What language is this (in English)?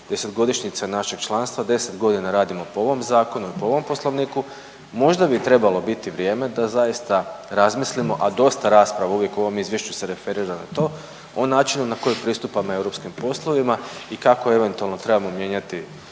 Croatian